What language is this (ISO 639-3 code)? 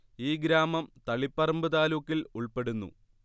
mal